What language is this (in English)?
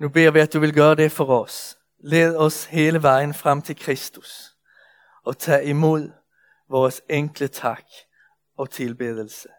Danish